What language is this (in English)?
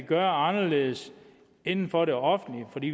Danish